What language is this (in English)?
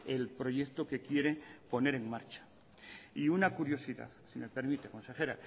Spanish